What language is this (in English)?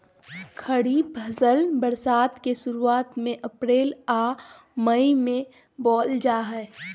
Magahi